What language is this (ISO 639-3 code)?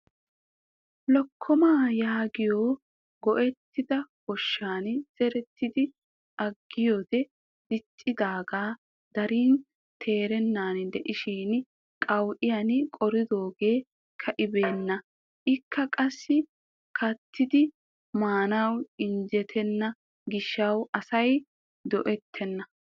wal